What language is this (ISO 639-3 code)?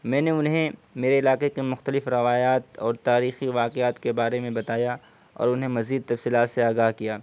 urd